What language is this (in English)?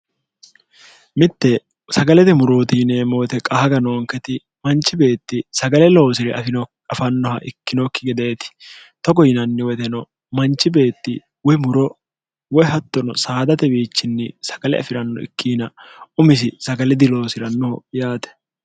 Sidamo